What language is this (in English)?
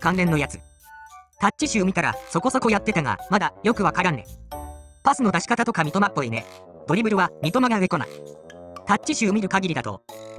Japanese